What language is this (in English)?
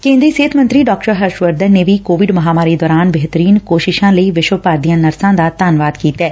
Punjabi